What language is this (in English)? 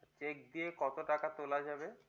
Bangla